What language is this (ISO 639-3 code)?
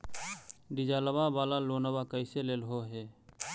mag